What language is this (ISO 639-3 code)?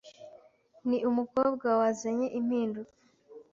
kin